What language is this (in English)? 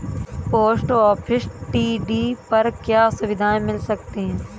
Hindi